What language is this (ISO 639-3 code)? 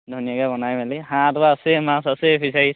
asm